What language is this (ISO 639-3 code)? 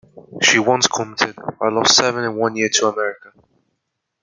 eng